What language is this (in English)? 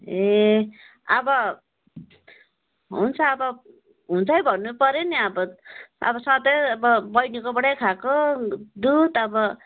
Nepali